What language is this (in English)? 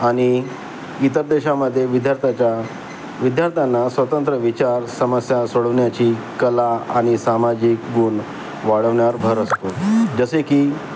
Marathi